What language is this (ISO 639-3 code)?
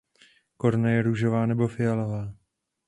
ces